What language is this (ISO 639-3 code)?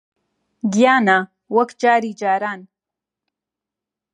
ckb